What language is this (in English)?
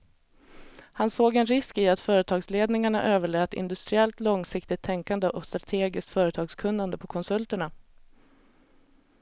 Swedish